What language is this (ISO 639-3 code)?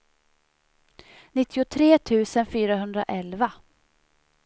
swe